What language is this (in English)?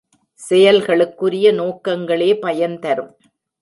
Tamil